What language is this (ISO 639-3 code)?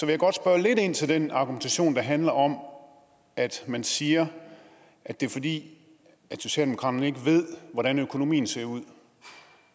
dan